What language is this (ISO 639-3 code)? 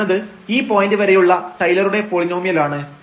mal